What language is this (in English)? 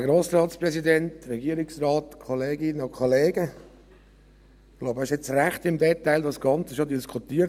Swiss German